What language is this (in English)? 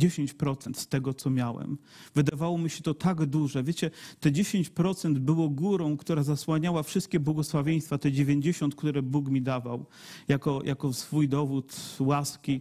Polish